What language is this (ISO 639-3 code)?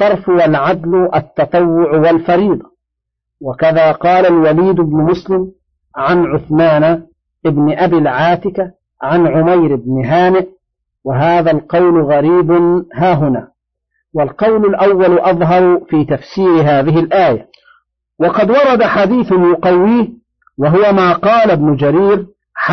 ara